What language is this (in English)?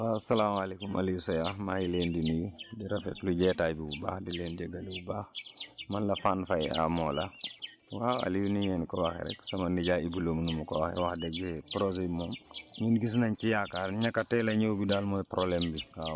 Wolof